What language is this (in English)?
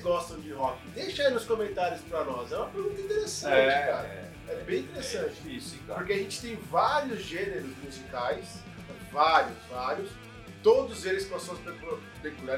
Portuguese